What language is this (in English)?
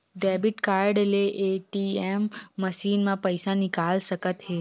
Chhattisgarhi